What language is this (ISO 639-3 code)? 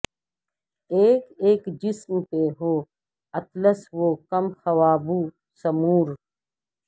urd